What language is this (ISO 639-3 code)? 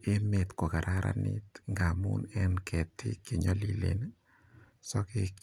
kln